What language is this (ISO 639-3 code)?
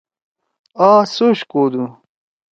trw